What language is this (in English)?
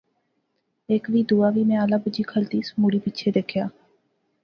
Pahari-Potwari